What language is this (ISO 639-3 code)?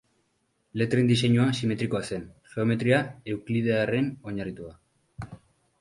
eus